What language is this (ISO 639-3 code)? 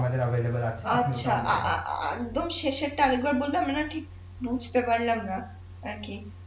ben